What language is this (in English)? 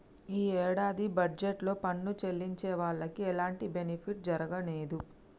Telugu